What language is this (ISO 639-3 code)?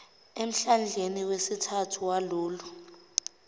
zul